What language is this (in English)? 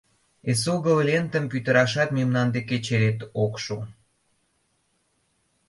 Mari